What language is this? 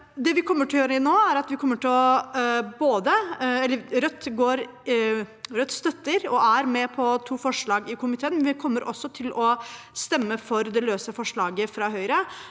Norwegian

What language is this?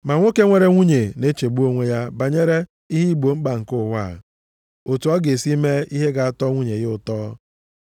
Igbo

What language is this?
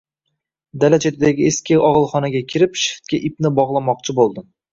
Uzbek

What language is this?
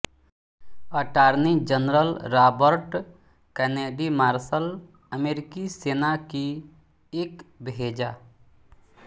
Hindi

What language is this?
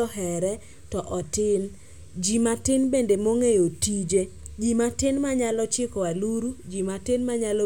Luo (Kenya and Tanzania)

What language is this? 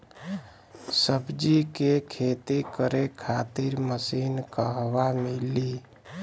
Bhojpuri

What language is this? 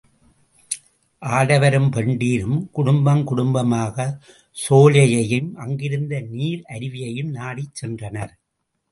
Tamil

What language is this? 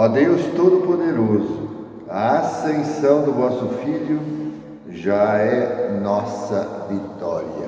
Portuguese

